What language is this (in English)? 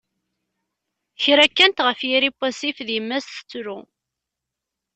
Kabyle